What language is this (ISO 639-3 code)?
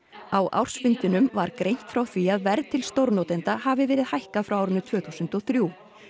isl